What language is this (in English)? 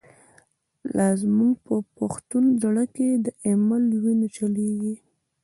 Pashto